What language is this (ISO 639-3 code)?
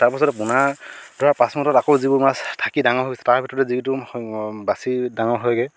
asm